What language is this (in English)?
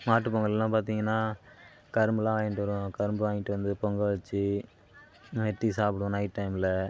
Tamil